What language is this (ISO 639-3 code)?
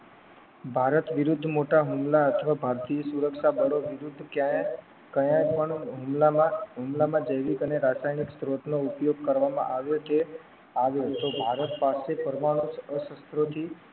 guj